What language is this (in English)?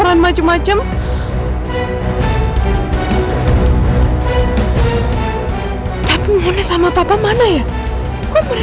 Indonesian